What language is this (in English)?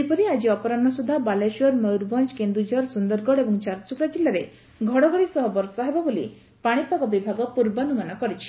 Odia